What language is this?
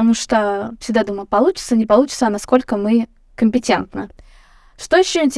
Russian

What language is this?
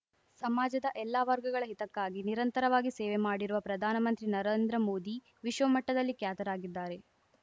Kannada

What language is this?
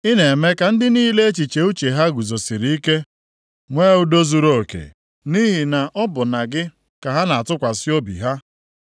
Igbo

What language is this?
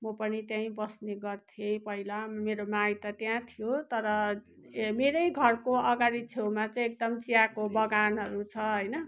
Nepali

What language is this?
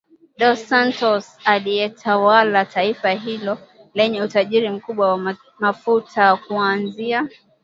Swahili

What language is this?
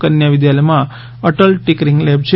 Gujarati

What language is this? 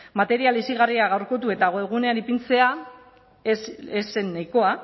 Basque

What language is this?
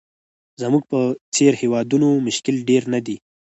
Pashto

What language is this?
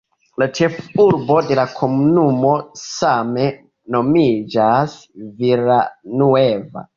Esperanto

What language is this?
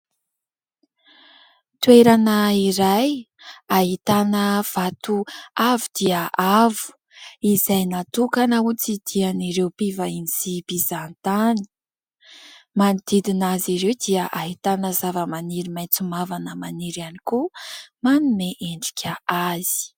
Malagasy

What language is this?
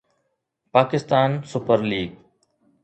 Sindhi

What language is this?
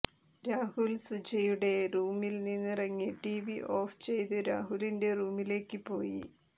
Malayalam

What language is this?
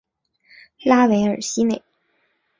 Chinese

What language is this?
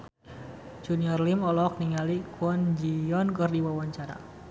Sundanese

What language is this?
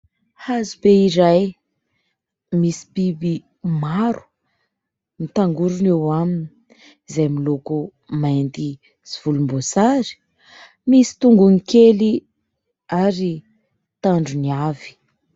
Malagasy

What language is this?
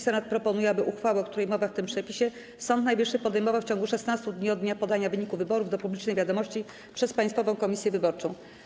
Polish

